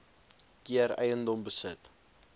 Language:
Afrikaans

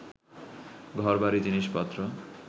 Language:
Bangla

